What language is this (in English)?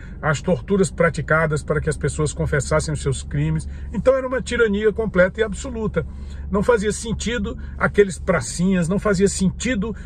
Portuguese